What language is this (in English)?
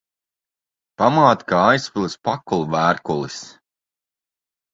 Latvian